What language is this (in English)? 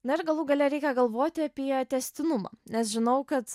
Lithuanian